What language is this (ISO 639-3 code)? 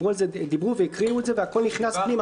heb